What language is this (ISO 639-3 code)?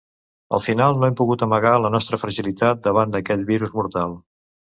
cat